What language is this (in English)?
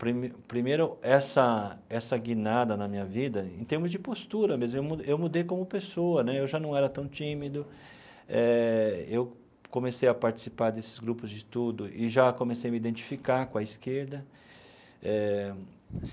Portuguese